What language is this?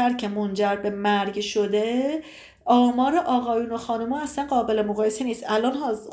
Persian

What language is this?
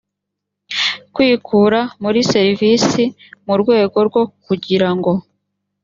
Kinyarwanda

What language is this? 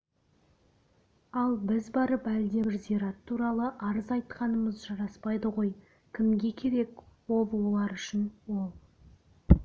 Kazakh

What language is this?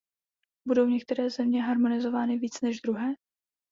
Czech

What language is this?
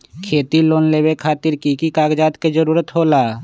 Magahi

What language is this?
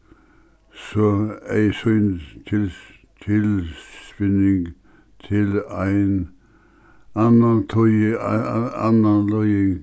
Faroese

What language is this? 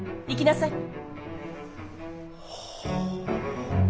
Japanese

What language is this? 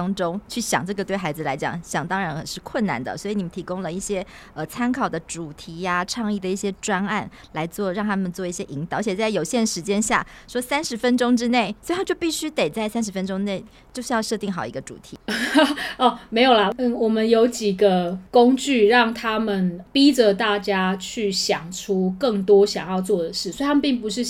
Chinese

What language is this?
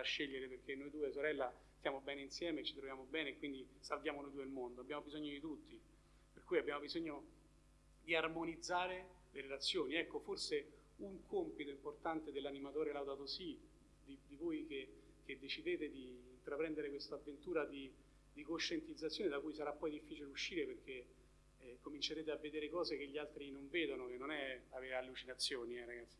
Italian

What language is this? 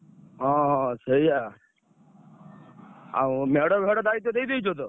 Odia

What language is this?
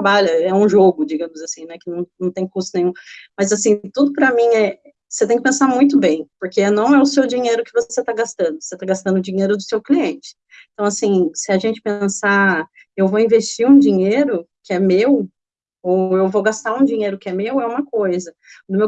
Portuguese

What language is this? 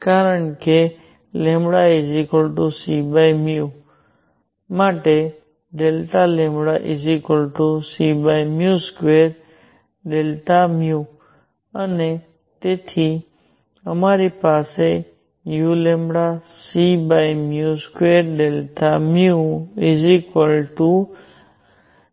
Gujarati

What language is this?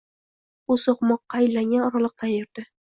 Uzbek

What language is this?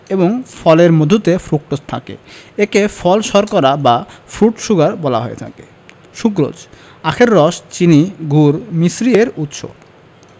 Bangla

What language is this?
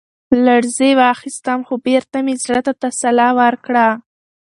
Pashto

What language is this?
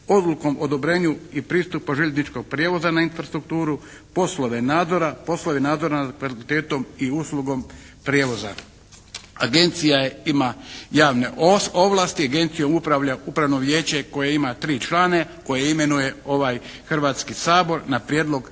Croatian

